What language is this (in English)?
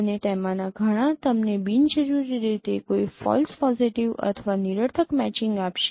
Gujarati